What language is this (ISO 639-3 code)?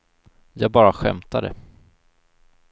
swe